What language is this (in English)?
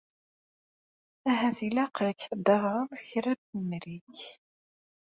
Kabyle